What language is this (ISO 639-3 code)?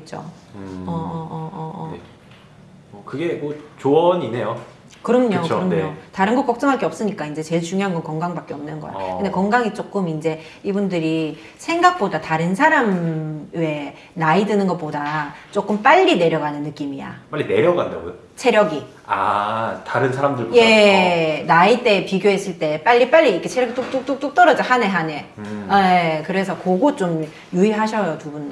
kor